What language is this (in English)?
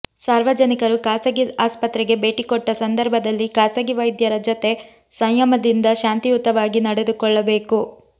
Kannada